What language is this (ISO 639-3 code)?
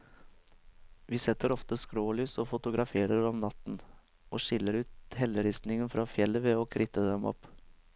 nor